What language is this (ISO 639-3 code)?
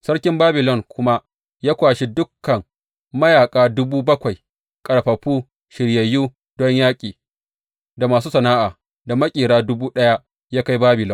hau